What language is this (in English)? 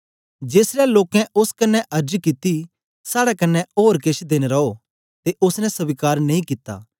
Dogri